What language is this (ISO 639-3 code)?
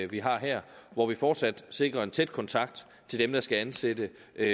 dan